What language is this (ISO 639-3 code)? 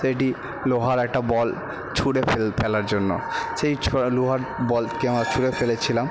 ben